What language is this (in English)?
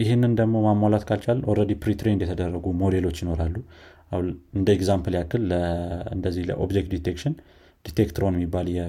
Amharic